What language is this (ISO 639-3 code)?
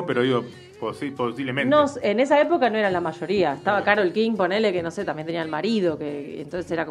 spa